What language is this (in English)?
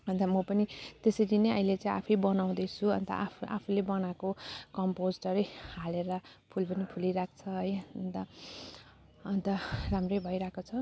Nepali